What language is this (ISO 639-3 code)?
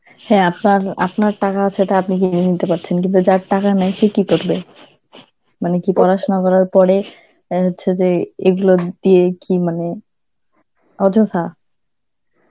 ben